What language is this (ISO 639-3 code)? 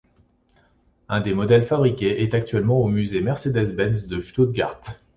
fra